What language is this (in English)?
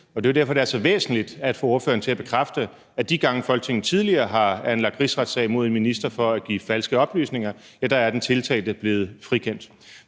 Danish